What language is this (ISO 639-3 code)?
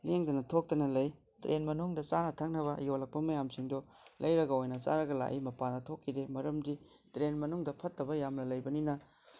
mni